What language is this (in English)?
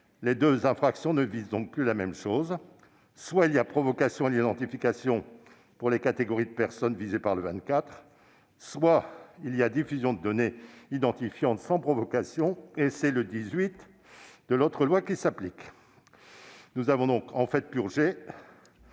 French